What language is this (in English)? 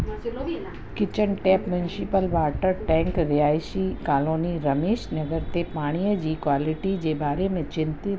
Sindhi